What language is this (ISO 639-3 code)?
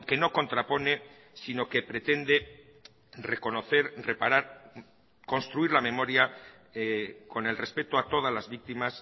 spa